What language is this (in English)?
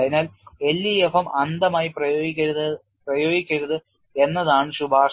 Malayalam